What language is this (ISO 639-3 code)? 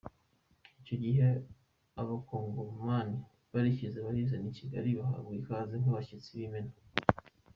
kin